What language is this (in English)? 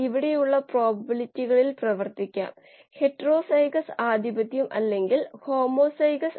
Malayalam